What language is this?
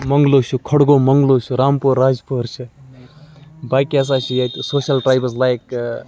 Kashmiri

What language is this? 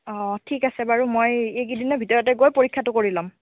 Assamese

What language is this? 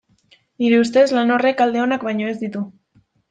Basque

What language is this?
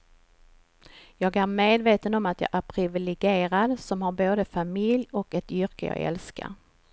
Swedish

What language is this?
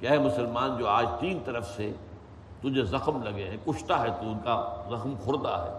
Urdu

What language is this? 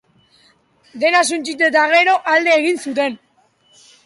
Basque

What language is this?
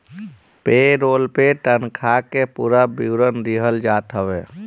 Bhojpuri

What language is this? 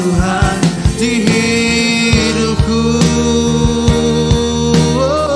Indonesian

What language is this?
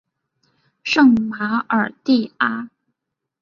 Chinese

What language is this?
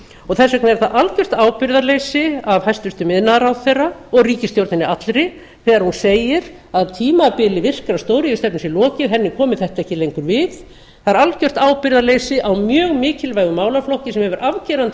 Icelandic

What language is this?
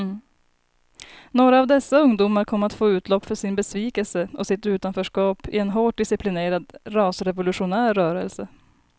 Swedish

